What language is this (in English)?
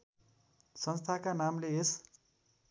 Nepali